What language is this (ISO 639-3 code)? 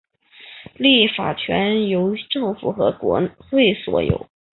zho